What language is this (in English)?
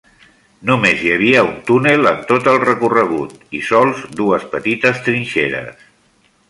Catalan